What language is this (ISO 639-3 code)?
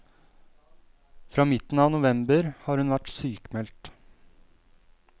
nor